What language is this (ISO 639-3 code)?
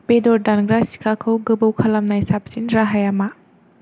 brx